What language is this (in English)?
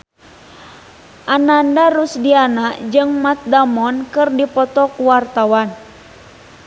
Sundanese